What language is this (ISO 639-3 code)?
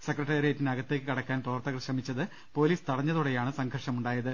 mal